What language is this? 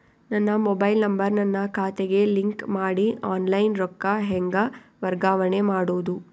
Kannada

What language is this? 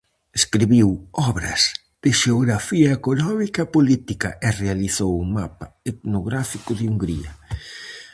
Galician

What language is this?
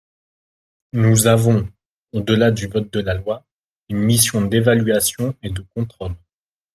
French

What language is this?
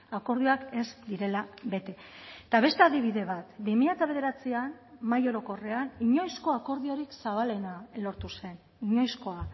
Basque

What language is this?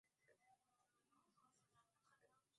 Swahili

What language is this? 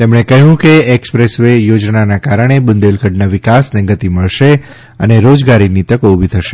Gujarati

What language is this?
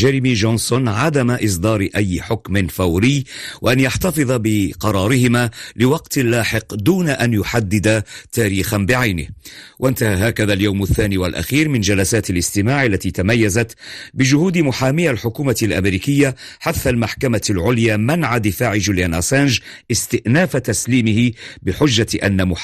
Arabic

